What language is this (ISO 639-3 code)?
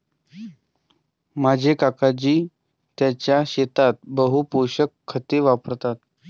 mar